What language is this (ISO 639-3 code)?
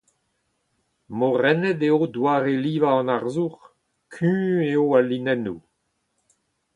bre